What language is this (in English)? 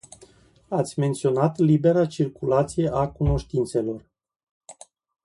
Romanian